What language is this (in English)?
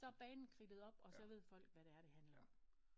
Danish